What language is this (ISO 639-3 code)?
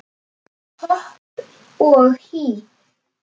isl